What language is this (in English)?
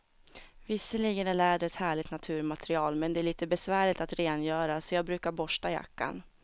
Swedish